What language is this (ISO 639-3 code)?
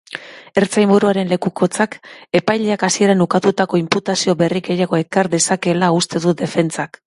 eus